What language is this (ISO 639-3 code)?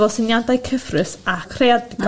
cym